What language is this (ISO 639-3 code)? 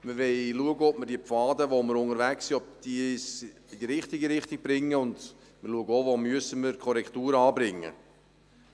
gsw